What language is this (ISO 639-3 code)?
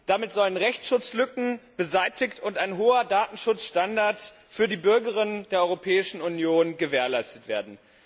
deu